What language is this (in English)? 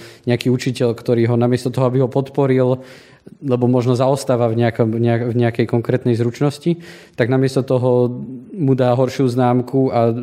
Slovak